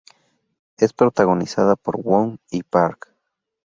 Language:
Spanish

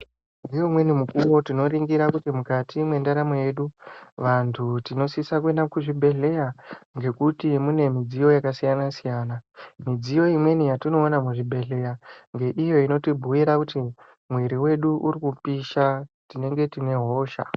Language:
Ndau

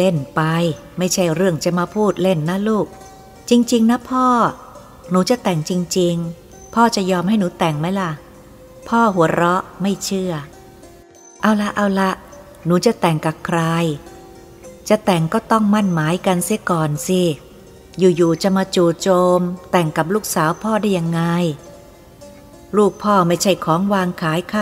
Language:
Thai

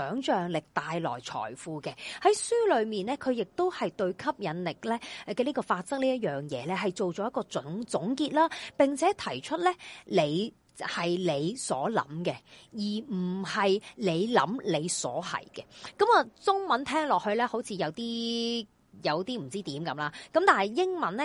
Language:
Chinese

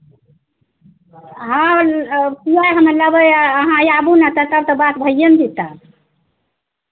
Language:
Maithili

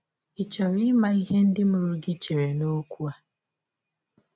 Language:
Igbo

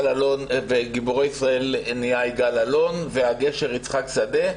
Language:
Hebrew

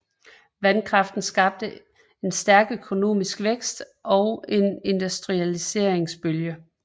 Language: Danish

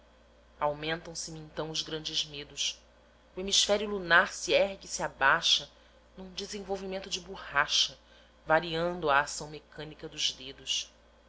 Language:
Portuguese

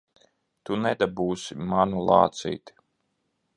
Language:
Latvian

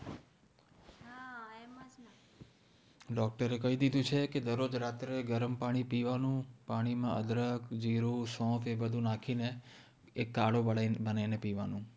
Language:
Gujarati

